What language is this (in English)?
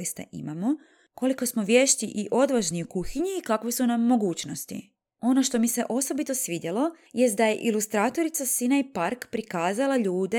Croatian